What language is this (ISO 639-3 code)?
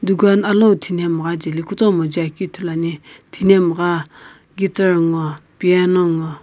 nsm